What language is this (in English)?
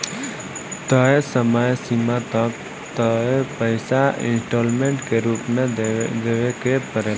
Bhojpuri